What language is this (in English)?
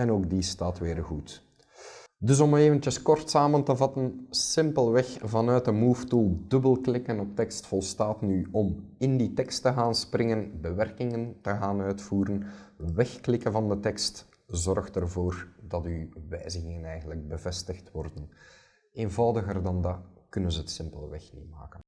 Dutch